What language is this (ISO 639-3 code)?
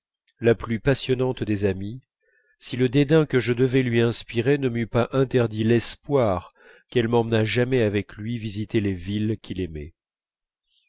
fra